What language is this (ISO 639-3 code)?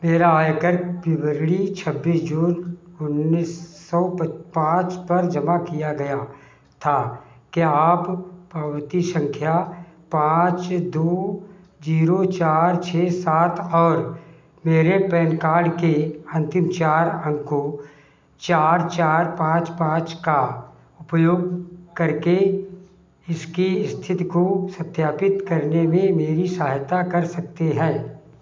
hin